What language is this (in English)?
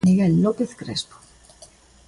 Galician